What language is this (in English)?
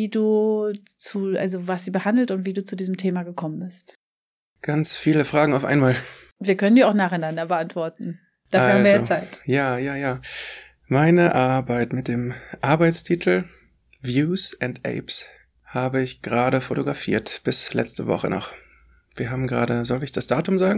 German